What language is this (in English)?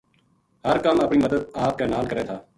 Gujari